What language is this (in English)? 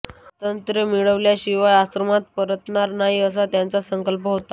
Marathi